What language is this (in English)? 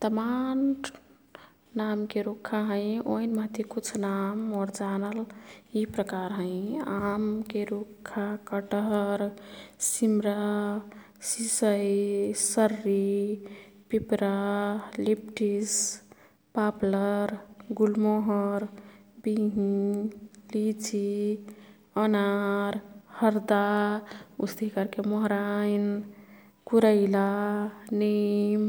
Kathoriya Tharu